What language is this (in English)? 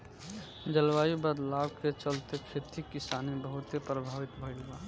Bhojpuri